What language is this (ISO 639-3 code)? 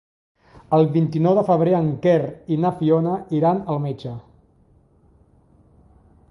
cat